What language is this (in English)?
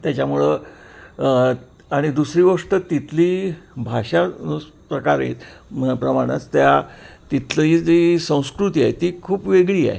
Marathi